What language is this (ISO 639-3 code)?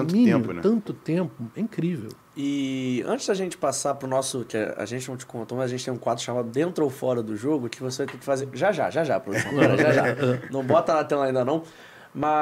por